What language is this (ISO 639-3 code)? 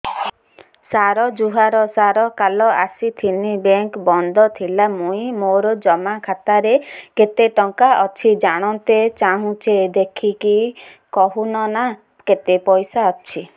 ori